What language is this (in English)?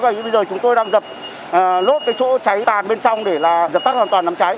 Vietnamese